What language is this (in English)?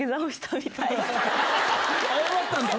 Japanese